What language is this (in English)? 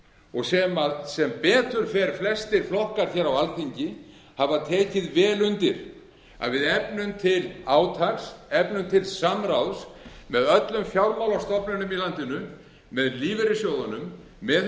Icelandic